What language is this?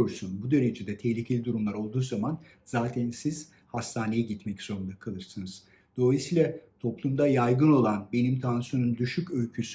Turkish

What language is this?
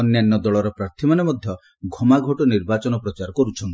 Odia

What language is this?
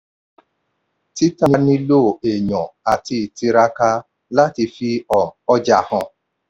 Yoruba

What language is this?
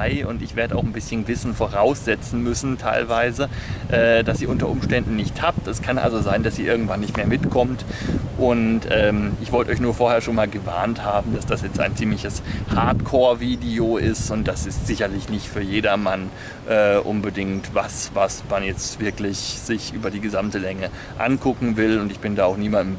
German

